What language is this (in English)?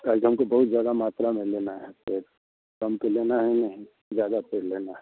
Hindi